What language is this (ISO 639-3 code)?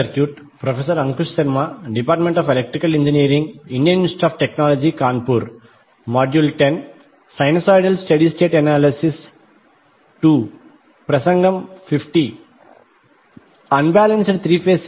tel